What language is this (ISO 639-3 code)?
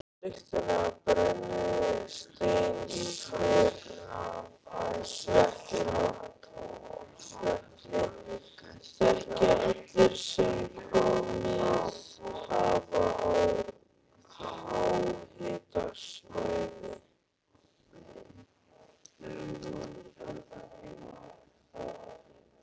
isl